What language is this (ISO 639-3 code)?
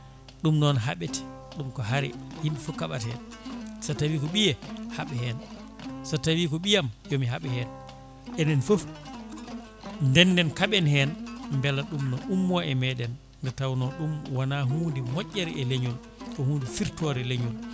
ful